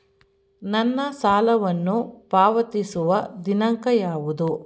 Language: Kannada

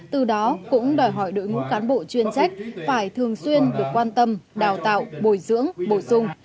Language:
Vietnamese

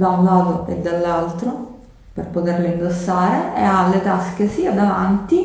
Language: Italian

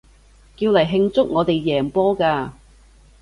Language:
Cantonese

